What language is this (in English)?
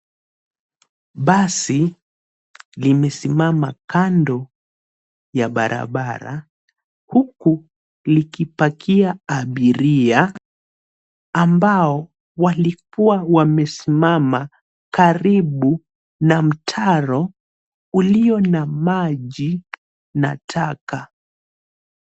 Swahili